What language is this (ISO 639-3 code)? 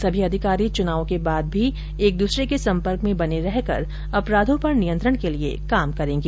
hin